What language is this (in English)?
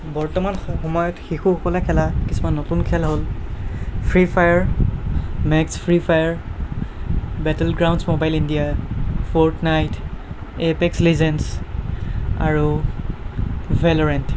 Assamese